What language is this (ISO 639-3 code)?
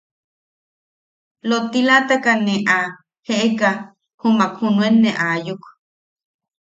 yaq